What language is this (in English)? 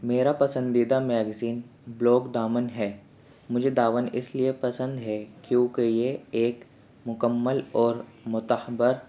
Urdu